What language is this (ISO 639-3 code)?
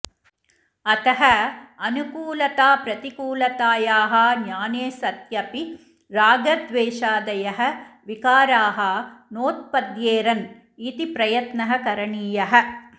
san